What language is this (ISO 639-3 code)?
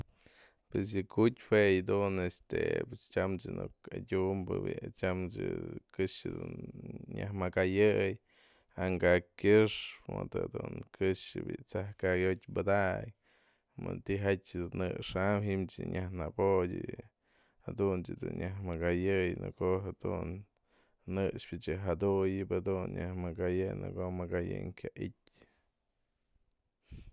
mzl